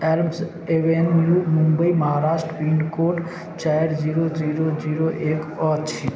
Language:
Maithili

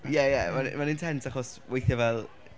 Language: Welsh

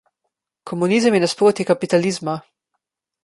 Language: Slovenian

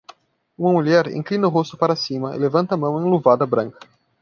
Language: Portuguese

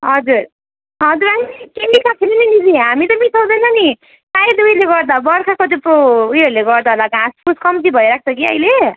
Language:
Nepali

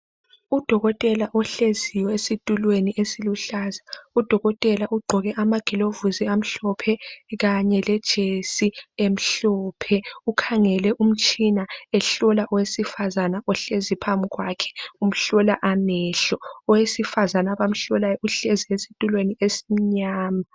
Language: North Ndebele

